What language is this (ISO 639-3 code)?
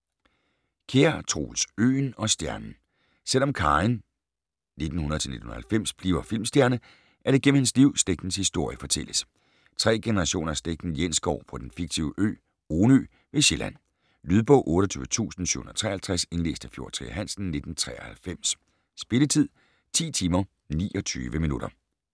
dan